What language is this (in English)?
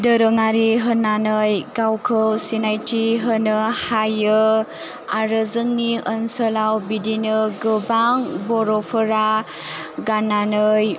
Bodo